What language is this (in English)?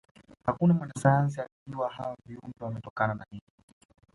Swahili